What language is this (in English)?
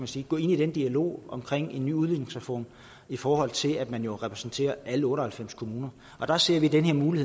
Danish